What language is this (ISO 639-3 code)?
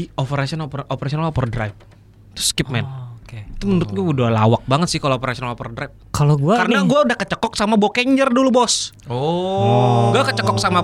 ind